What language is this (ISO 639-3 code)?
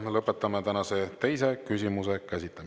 est